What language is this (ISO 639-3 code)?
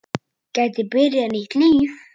isl